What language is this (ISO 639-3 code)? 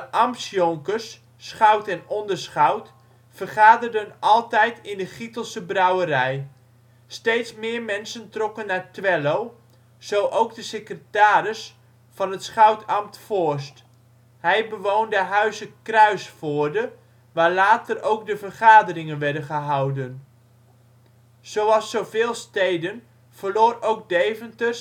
nld